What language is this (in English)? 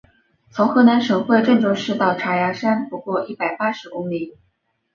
Chinese